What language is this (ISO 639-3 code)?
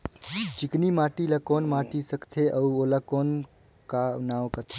hne